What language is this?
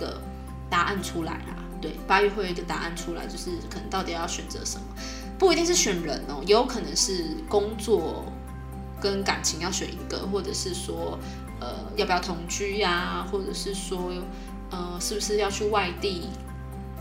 Chinese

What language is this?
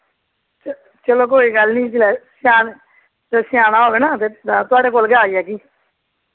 Dogri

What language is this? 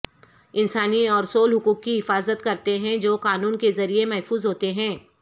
Urdu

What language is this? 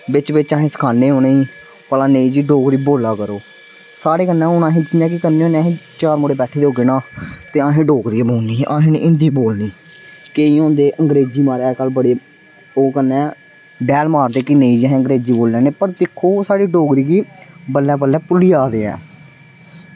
Dogri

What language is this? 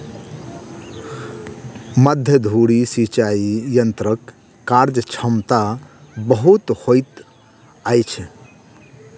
Maithili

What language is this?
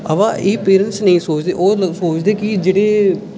Dogri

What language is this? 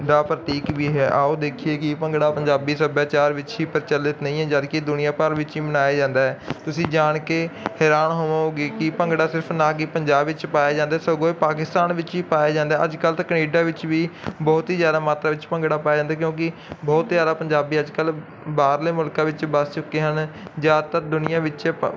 Punjabi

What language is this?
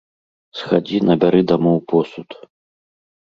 Belarusian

